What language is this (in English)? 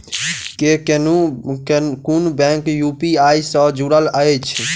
Maithili